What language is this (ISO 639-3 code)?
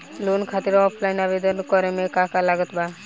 bho